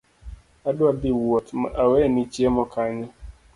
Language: Luo (Kenya and Tanzania)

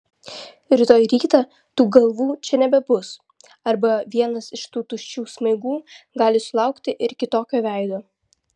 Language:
Lithuanian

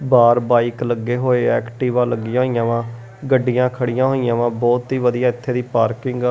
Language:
Punjabi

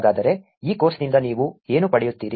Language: Kannada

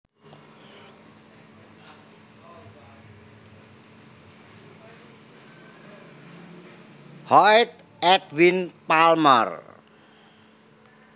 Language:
Javanese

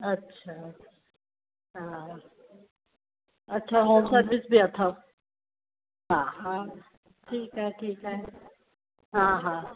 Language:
Sindhi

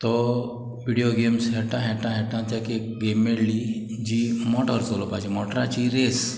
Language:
Konkani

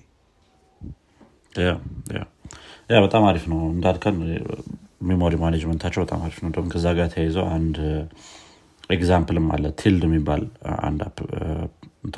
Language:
Amharic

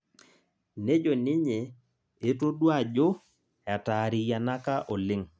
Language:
Masai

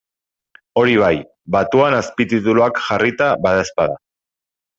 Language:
Basque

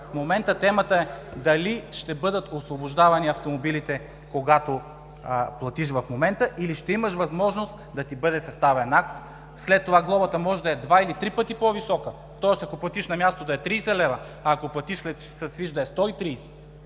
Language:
Bulgarian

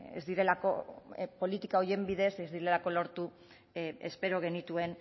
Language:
Basque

